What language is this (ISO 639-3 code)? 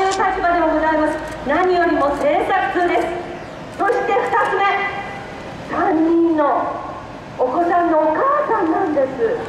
jpn